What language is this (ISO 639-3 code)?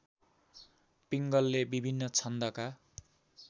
nep